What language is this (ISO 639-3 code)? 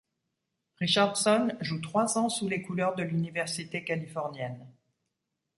fra